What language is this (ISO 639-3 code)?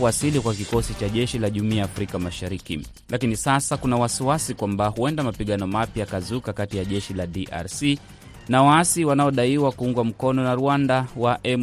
swa